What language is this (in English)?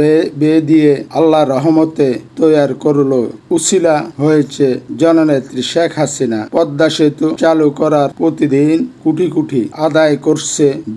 Turkish